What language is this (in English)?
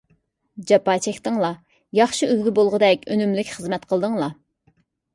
Uyghur